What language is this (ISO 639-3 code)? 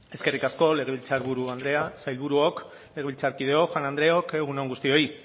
eus